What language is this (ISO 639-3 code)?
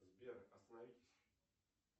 rus